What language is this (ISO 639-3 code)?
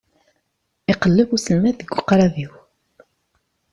kab